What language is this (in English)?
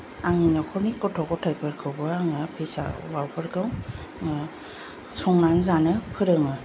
Bodo